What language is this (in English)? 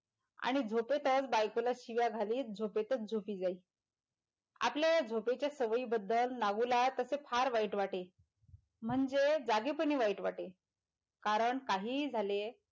Marathi